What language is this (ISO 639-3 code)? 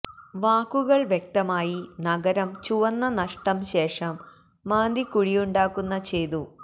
mal